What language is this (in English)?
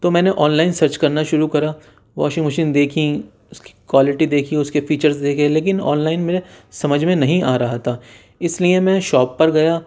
Urdu